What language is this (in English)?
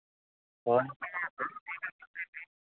Santali